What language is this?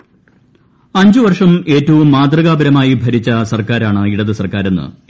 Malayalam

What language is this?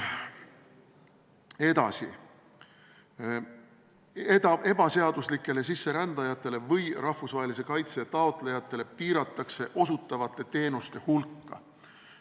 Estonian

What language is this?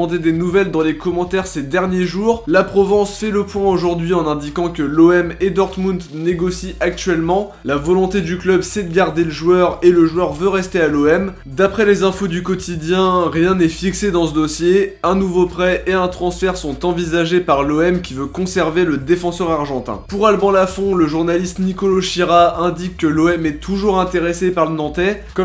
French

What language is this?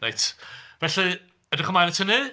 Welsh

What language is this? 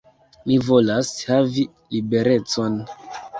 Esperanto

